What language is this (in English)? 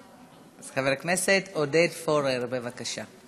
Hebrew